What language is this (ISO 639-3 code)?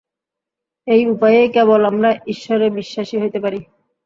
ben